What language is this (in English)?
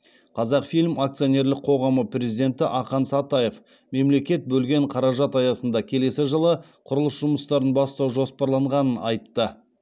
Kazakh